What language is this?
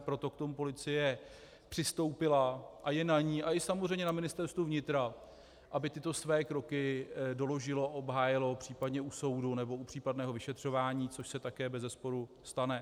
Czech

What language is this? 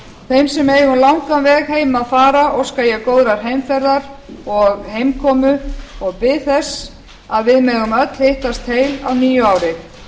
Icelandic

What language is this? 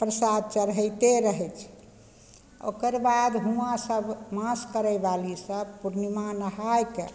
Maithili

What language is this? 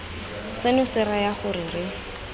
Tswana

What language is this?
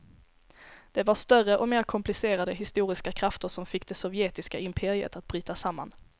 Swedish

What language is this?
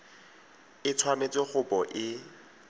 Tswana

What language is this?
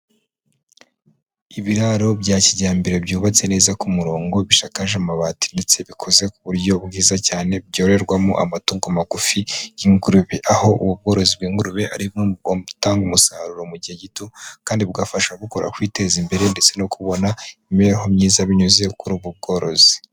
Kinyarwanda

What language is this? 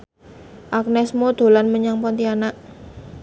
Javanese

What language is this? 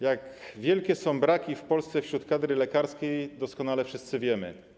Polish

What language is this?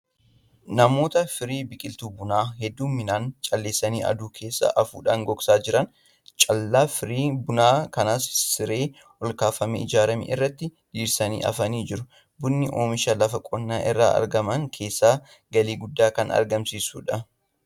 Oromo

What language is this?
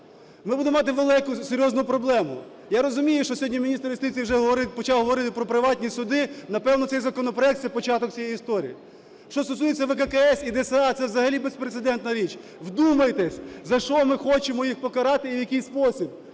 Ukrainian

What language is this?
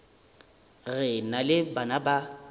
Northern Sotho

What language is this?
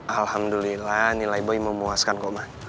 Indonesian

